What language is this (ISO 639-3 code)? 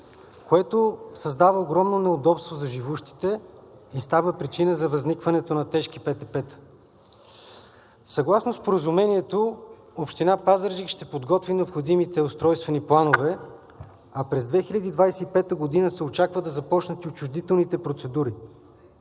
bul